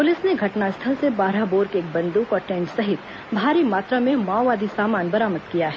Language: Hindi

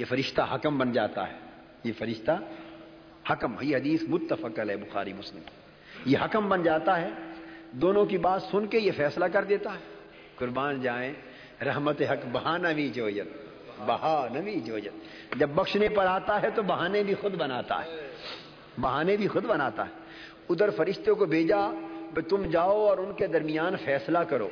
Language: Urdu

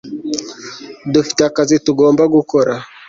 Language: Kinyarwanda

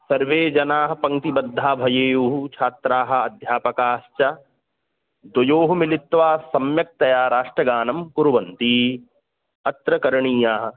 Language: Sanskrit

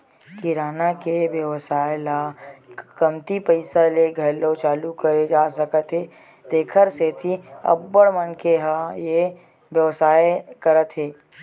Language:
Chhattisgarhi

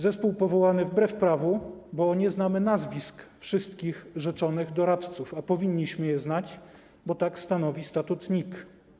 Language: Polish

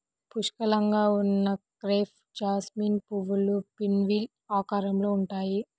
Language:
Telugu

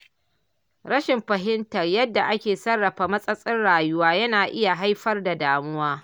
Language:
Hausa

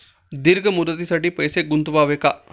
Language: Marathi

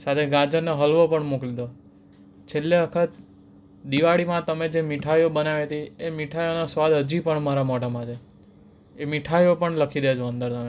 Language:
Gujarati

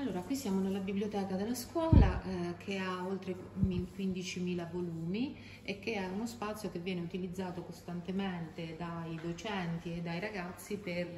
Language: Italian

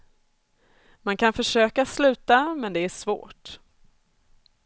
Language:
Swedish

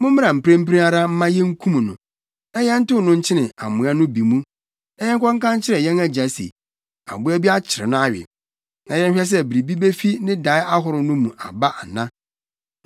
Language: Akan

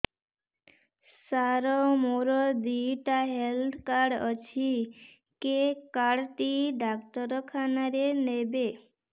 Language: Odia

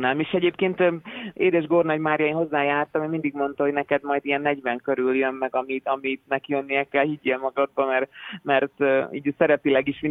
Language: Hungarian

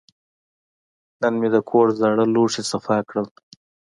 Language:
Pashto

